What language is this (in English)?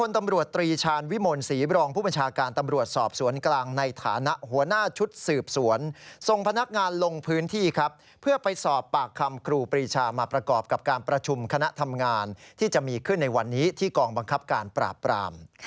Thai